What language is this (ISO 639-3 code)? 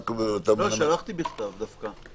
heb